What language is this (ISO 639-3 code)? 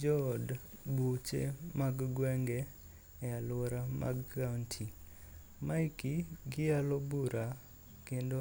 luo